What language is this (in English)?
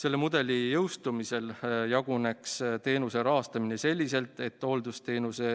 Estonian